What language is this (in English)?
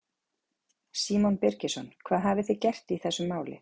Icelandic